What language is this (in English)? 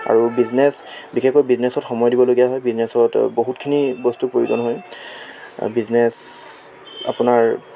Assamese